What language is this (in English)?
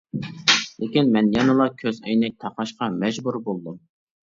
Uyghur